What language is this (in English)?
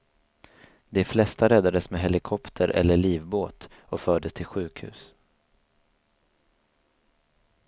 Swedish